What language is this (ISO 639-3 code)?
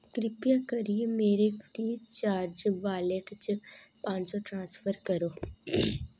doi